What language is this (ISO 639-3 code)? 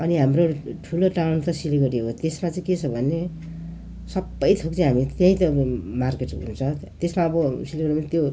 nep